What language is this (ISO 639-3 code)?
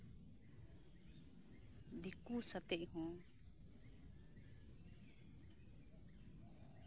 sat